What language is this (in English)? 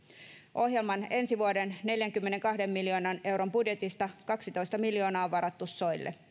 Finnish